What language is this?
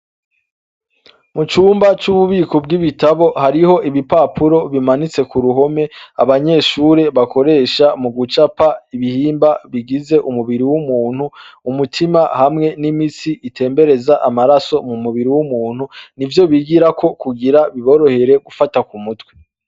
Rundi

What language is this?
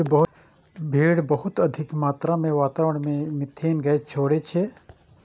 Maithili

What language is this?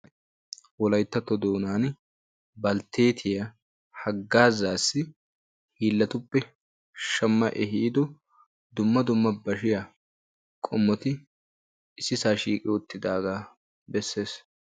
Wolaytta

